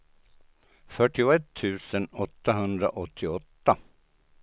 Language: Swedish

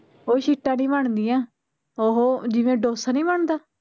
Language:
Punjabi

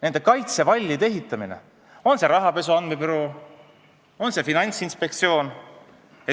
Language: Estonian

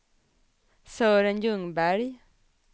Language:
Swedish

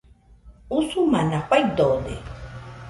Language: Nüpode Huitoto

